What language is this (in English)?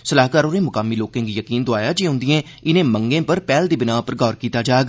Dogri